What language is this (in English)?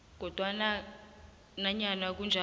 South Ndebele